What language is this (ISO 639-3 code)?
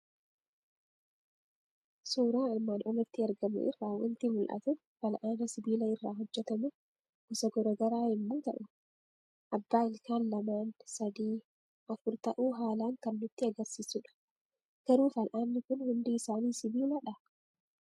orm